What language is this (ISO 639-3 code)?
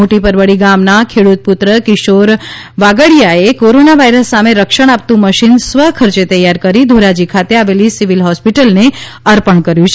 guj